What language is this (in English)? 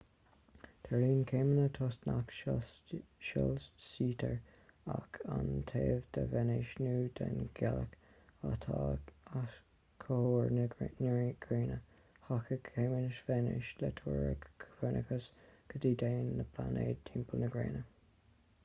Irish